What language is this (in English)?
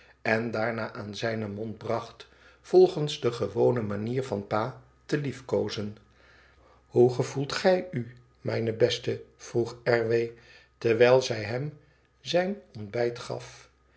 Dutch